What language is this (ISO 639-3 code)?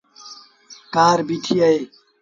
sbn